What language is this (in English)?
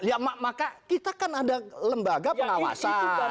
Indonesian